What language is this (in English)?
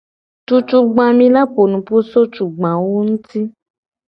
Gen